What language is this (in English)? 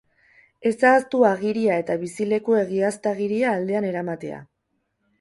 Basque